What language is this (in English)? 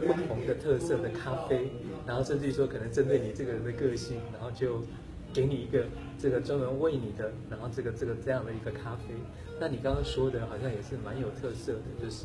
Chinese